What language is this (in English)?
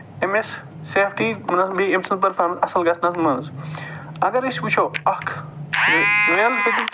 Kashmiri